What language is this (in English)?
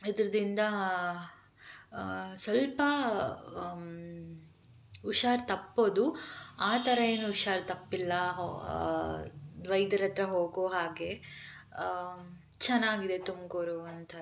Kannada